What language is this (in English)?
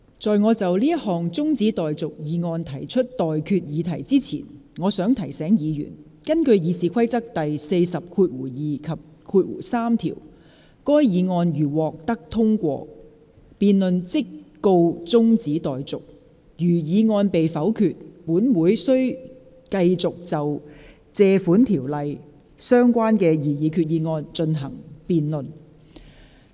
Cantonese